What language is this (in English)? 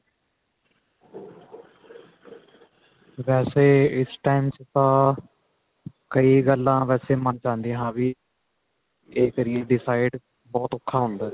Punjabi